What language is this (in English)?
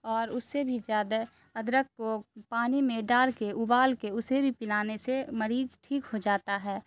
Urdu